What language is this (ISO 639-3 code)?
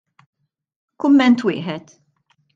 mlt